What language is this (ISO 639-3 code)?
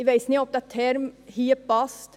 gsw